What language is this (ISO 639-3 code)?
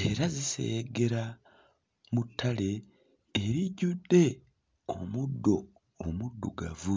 lug